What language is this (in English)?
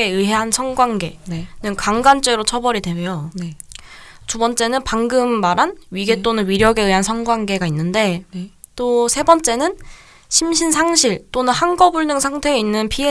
Korean